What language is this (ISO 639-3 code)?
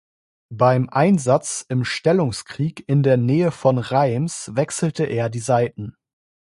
deu